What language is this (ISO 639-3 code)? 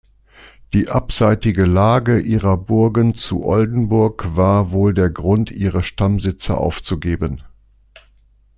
deu